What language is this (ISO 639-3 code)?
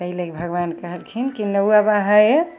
mai